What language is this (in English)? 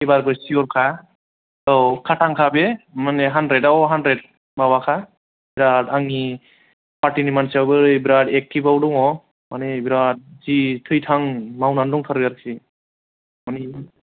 Bodo